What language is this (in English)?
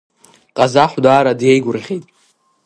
Abkhazian